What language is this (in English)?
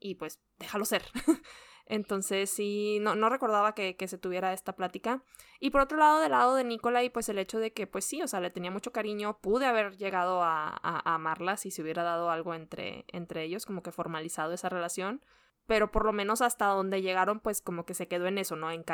Spanish